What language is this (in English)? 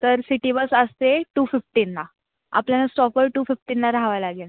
Marathi